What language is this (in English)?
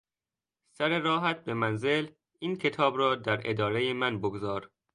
Persian